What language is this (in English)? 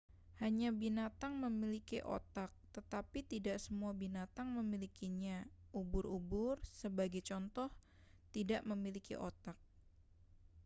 Indonesian